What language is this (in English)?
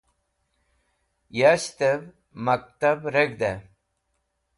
Wakhi